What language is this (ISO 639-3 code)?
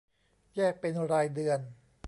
tha